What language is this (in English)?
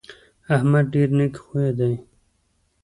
Pashto